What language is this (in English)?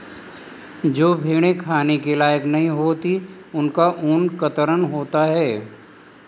Hindi